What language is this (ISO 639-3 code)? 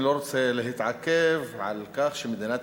heb